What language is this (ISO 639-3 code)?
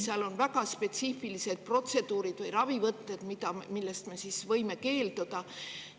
est